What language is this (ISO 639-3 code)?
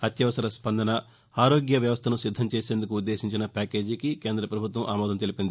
tel